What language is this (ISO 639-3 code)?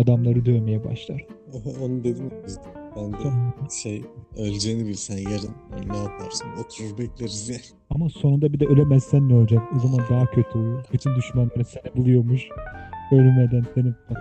tur